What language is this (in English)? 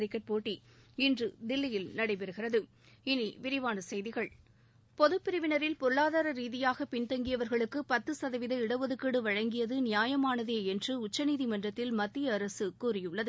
Tamil